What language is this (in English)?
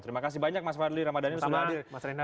Indonesian